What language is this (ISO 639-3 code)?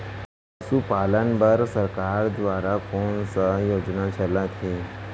hne